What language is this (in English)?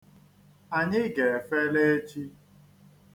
Igbo